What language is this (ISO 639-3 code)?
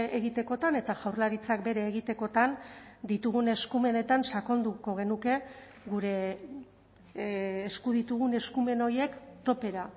eus